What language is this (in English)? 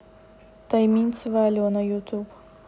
Russian